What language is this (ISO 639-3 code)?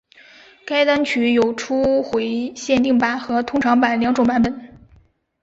zho